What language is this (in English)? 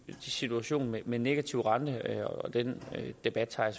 Danish